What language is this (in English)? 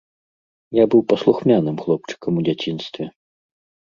Belarusian